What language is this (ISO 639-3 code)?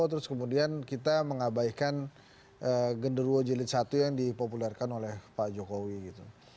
ind